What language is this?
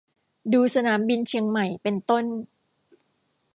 Thai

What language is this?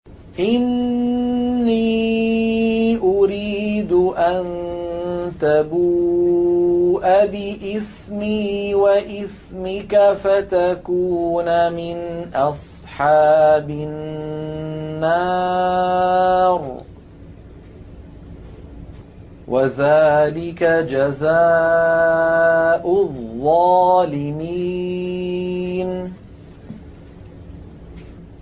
Arabic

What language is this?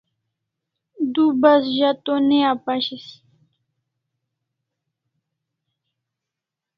Kalasha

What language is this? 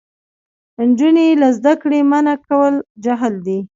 Pashto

